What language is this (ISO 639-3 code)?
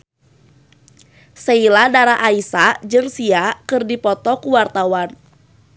sun